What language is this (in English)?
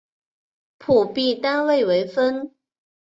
Chinese